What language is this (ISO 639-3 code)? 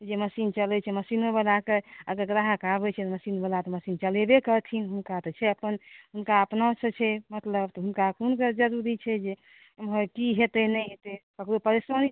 mai